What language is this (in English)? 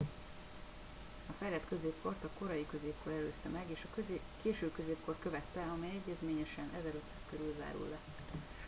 Hungarian